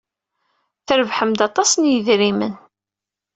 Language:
Kabyle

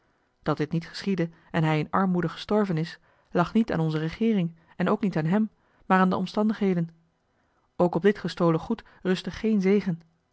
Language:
Dutch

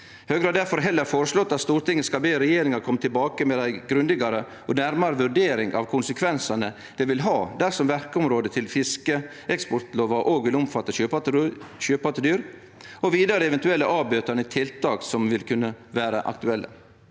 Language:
Norwegian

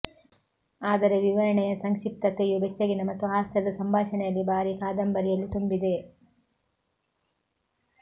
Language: Kannada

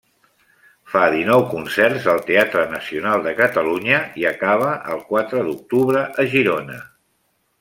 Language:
Catalan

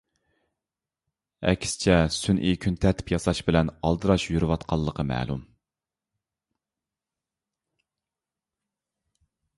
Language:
Uyghur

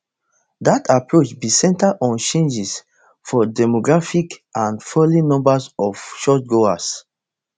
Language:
Nigerian Pidgin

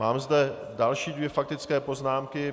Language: Czech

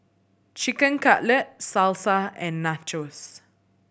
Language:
English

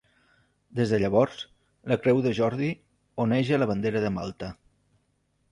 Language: Catalan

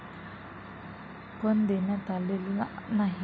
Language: Marathi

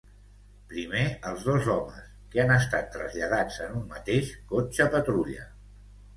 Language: Catalan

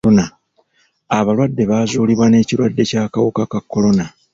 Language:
Ganda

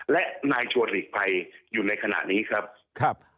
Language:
Thai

